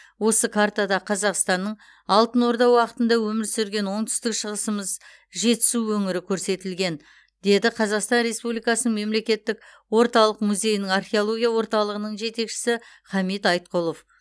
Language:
Kazakh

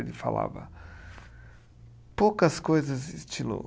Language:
Portuguese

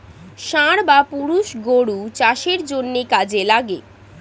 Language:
Bangla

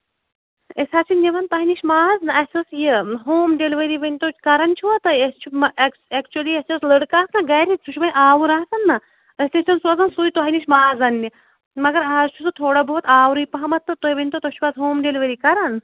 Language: Kashmiri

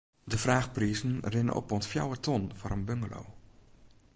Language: Western Frisian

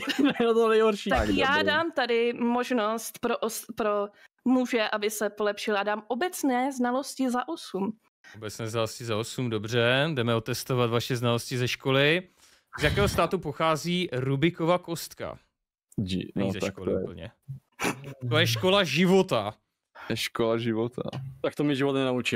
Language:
Czech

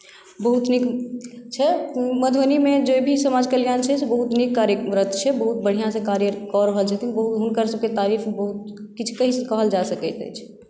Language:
Maithili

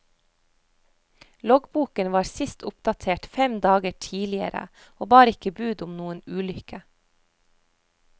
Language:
Norwegian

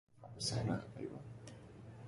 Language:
Arabic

